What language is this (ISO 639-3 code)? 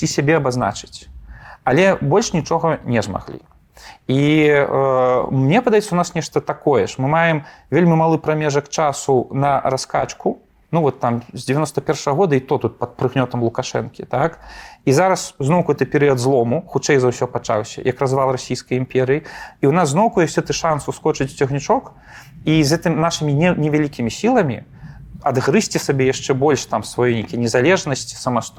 rus